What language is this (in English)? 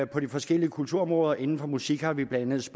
Danish